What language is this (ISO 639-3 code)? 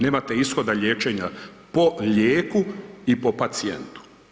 hrv